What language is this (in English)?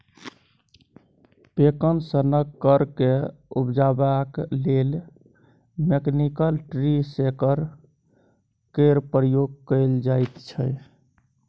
Maithili